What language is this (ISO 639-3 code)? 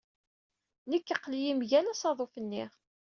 kab